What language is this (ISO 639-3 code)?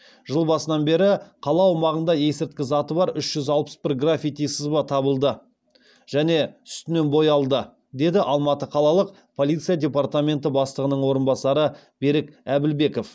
kaz